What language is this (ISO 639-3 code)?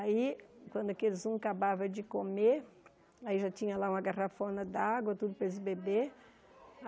por